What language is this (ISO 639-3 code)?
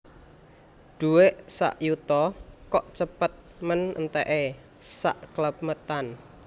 jav